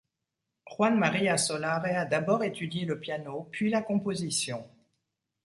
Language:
French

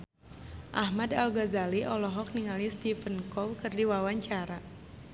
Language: Sundanese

